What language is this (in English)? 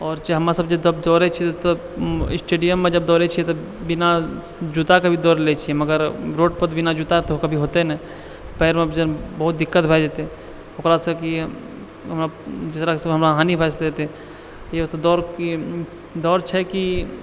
Maithili